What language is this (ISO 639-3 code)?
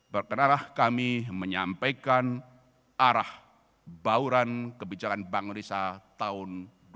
ind